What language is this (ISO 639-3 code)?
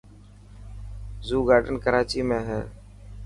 mki